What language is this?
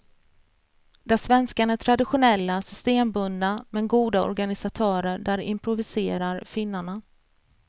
Swedish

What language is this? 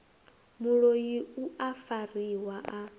Venda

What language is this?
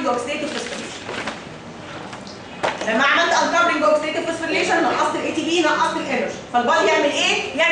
Arabic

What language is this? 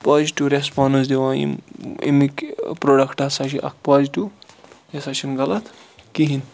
Kashmiri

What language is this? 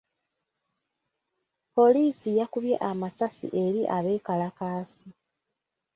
Ganda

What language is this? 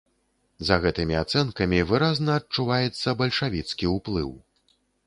Belarusian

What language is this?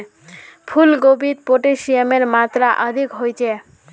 Magahi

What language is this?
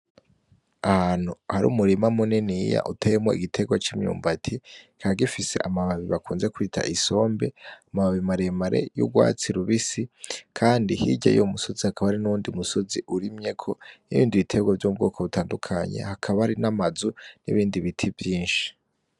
Rundi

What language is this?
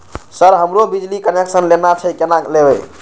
Maithili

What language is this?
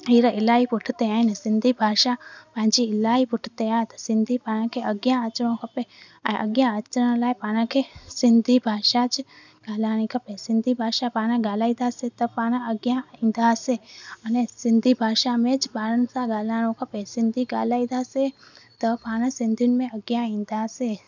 Sindhi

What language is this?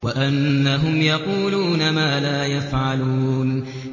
Arabic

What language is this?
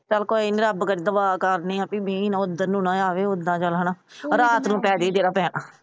Punjabi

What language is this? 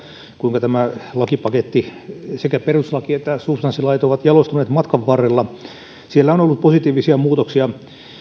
Finnish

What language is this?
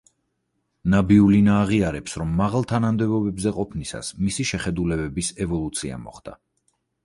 Georgian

